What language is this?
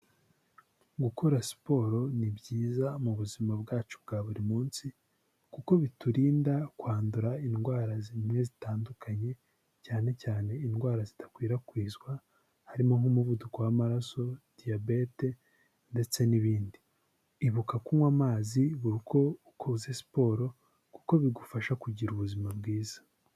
Kinyarwanda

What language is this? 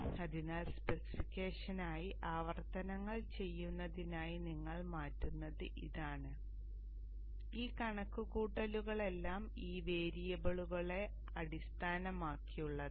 Malayalam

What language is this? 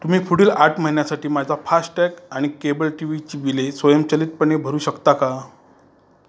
Marathi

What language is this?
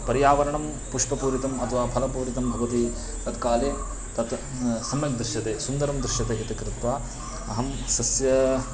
Sanskrit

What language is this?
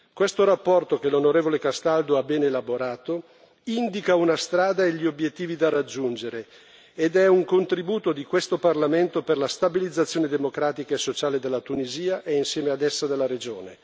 Italian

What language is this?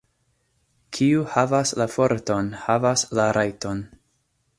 Esperanto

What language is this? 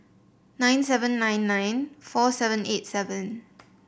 English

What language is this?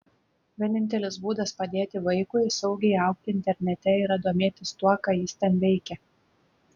Lithuanian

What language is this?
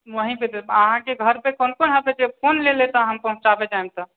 Maithili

